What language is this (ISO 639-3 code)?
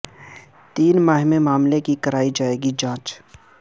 urd